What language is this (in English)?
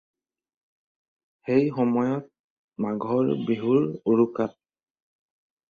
Assamese